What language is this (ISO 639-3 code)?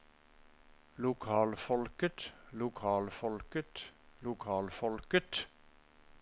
nor